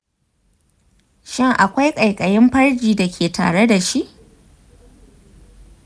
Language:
Hausa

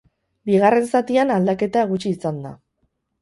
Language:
Basque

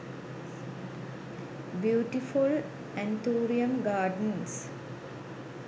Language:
Sinhala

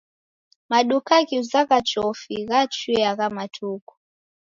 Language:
Taita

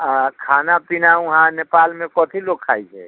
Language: Maithili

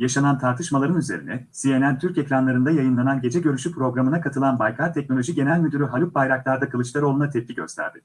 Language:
Turkish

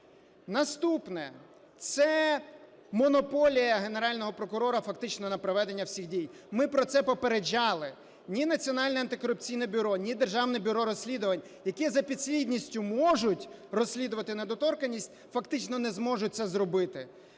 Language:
Ukrainian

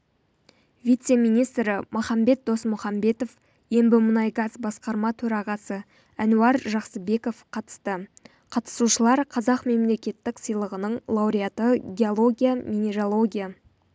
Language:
Kazakh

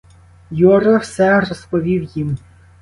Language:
Ukrainian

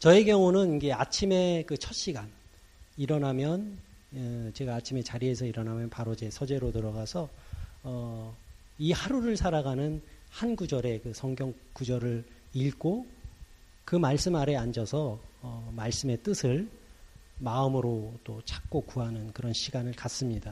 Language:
Korean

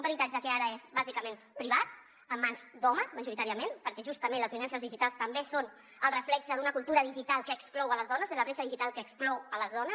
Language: Catalan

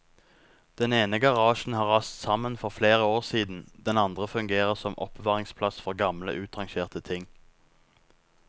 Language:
Norwegian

